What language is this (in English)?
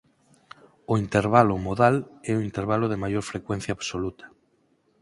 Galician